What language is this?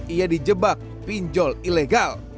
Indonesian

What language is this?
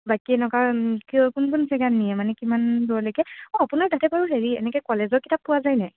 Assamese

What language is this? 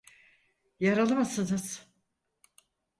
Turkish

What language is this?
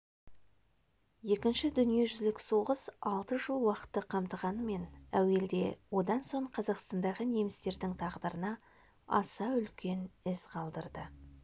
Kazakh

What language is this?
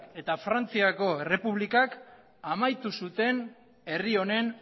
Basque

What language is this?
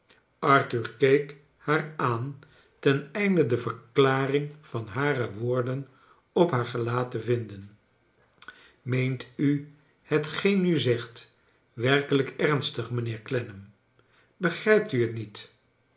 Dutch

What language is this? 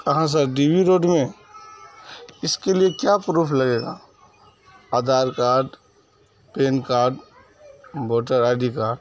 Urdu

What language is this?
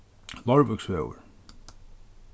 Faroese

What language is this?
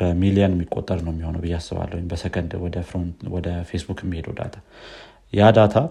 Amharic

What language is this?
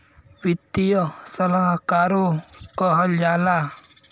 Bhojpuri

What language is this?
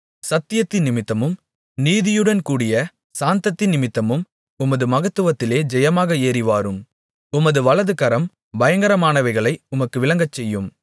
Tamil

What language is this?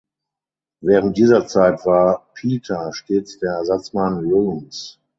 German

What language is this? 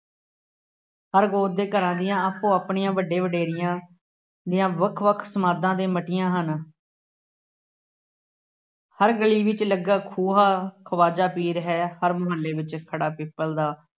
Punjabi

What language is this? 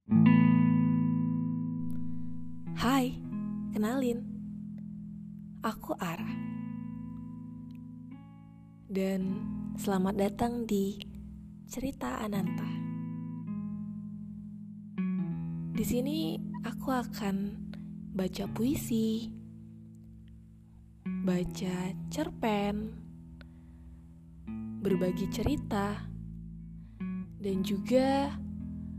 Indonesian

